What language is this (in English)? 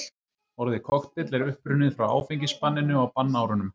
Icelandic